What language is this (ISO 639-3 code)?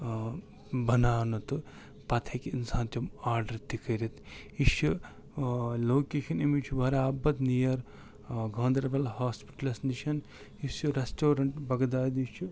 kas